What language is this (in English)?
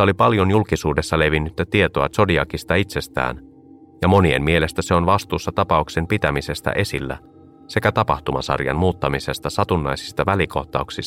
Finnish